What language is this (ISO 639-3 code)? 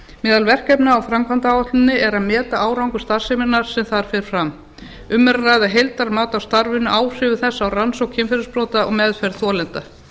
isl